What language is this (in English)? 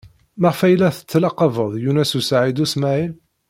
Kabyle